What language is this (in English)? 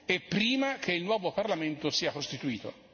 Italian